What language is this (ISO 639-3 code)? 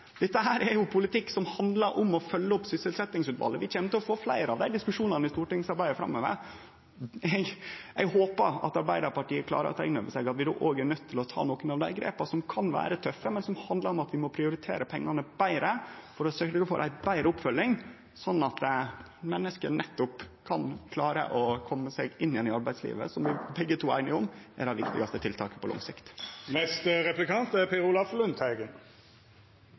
nor